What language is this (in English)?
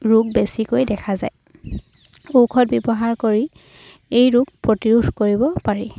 Assamese